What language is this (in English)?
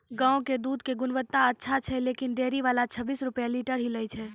Maithili